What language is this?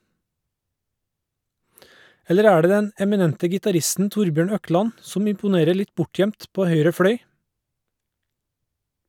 Norwegian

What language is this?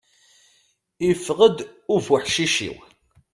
Kabyle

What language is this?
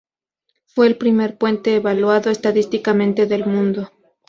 Spanish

